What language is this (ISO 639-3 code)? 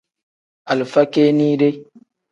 kdh